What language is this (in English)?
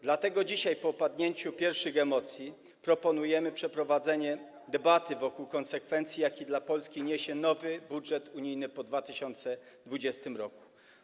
Polish